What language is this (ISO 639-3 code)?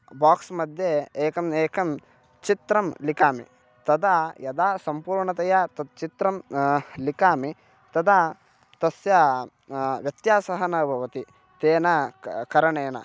san